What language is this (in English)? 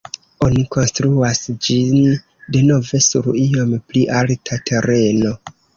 Esperanto